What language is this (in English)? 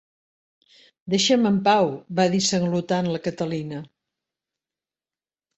Catalan